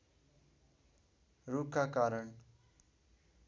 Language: Nepali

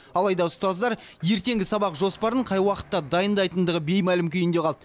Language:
Kazakh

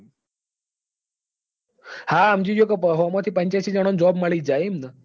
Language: Gujarati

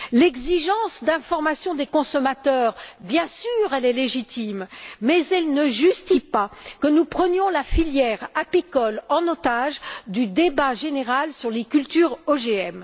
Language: French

